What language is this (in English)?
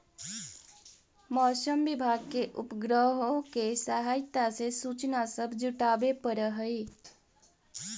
Magahi